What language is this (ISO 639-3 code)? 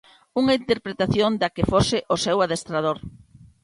glg